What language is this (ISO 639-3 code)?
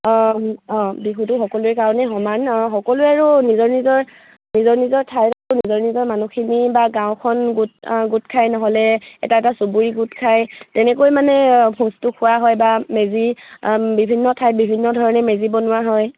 asm